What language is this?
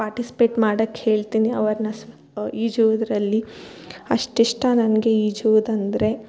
Kannada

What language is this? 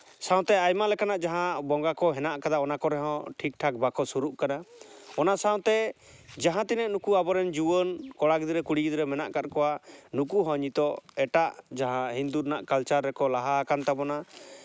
Santali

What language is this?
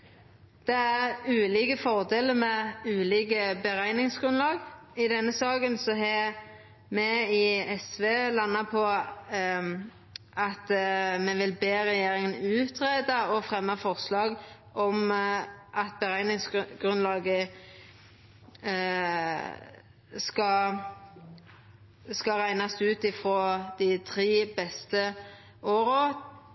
Norwegian Nynorsk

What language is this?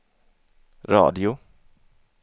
Swedish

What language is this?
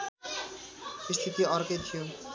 Nepali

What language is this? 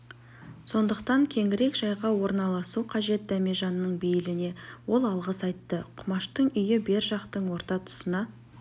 Kazakh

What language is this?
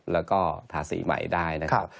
Thai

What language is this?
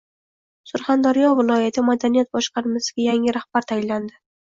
Uzbek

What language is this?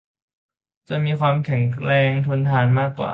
Thai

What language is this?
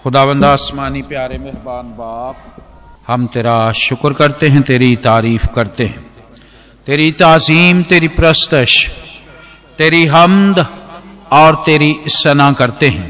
Hindi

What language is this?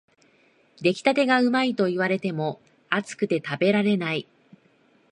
Japanese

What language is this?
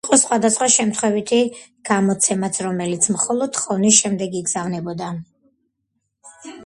Georgian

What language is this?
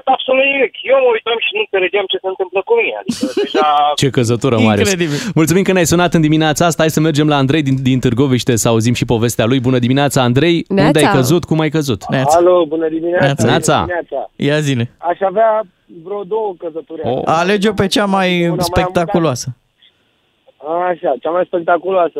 Romanian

